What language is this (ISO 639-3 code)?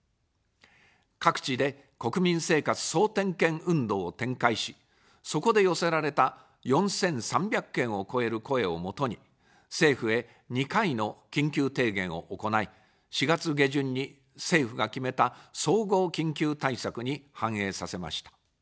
jpn